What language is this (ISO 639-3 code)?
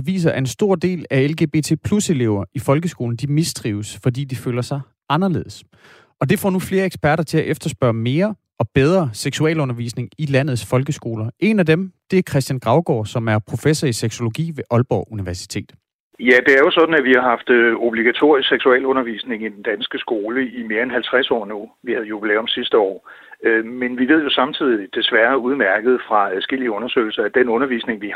dan